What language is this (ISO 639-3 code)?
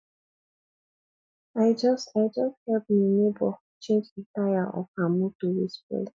pcm